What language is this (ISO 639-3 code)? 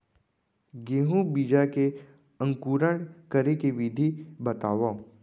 hne